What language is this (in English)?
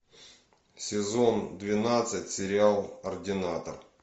Russian